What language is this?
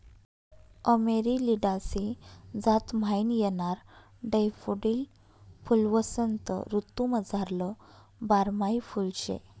Marathi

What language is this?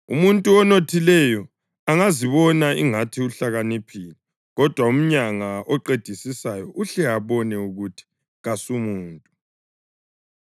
North Ndebele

